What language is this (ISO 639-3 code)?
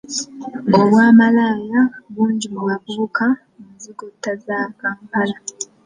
lug